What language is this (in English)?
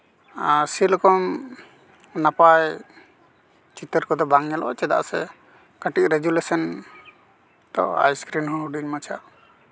Santali